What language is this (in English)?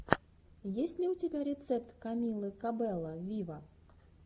Russian